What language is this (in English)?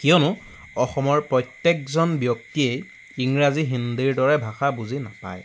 Assamese